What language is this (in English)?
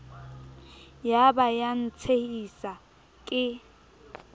Southern Sotho